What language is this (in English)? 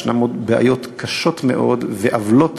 Hebrew